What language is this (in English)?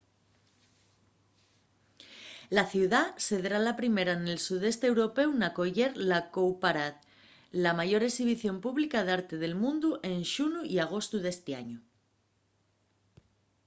Asturian